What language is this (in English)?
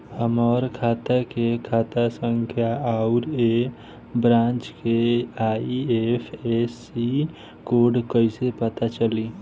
Bhojpuri